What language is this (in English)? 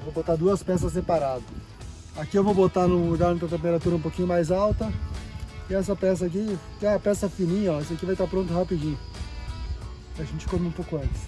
Portuguese